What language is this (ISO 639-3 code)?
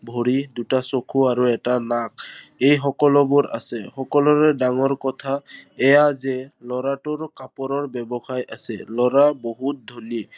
asm